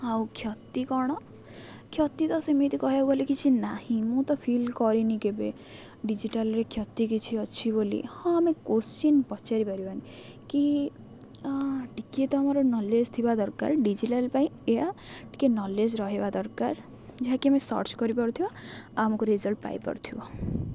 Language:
Odia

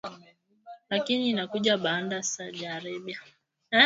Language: Swahili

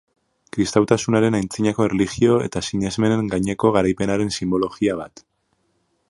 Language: Basque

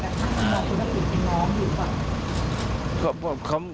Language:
Thai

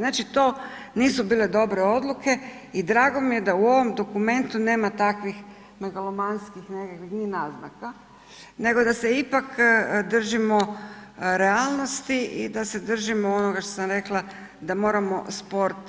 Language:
Croatian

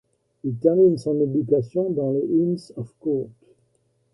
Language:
French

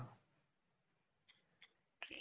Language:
Punjabi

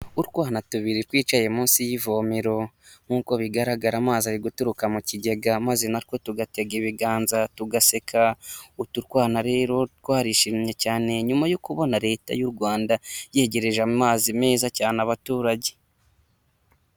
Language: Kinyarwanda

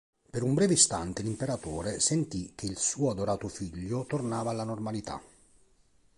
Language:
Italian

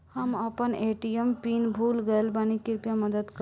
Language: Bhojpuri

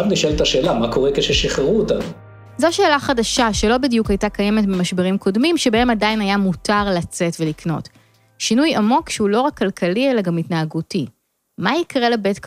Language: Hebrew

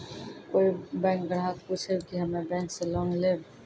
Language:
Maithili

